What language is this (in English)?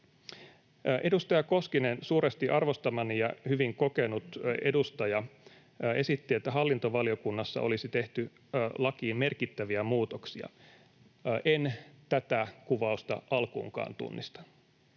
Finnish